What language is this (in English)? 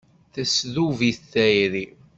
Kabyle